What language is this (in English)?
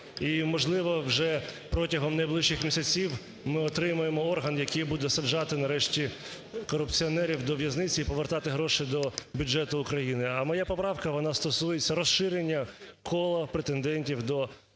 Ukrainian